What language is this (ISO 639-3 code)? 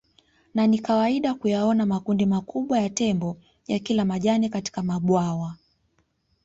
swa